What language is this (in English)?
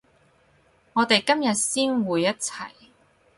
Cantonese